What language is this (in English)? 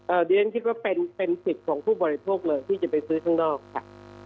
Thai